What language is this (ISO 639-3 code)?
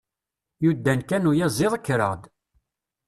kab